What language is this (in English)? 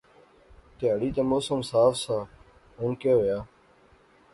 Pahari-Potwari